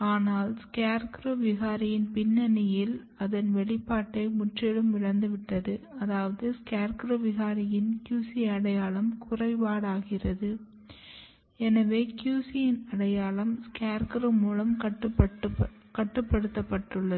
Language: Tamil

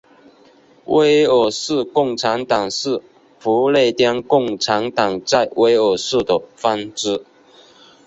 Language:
Chinese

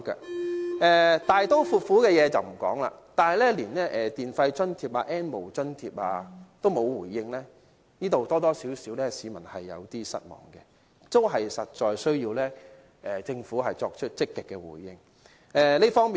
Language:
Cantonese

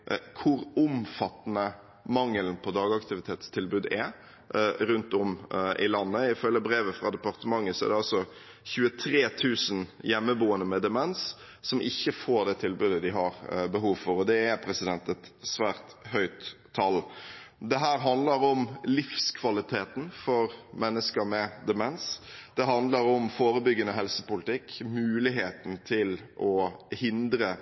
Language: Norwegian Bokmål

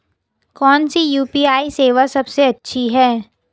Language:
Hindi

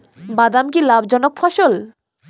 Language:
Bangla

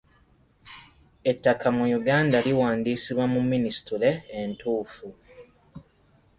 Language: Ganda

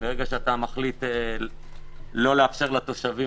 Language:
Hebrew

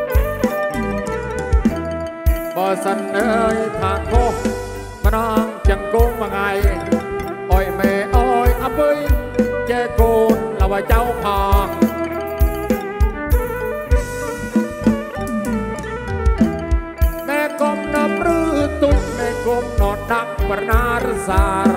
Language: Thai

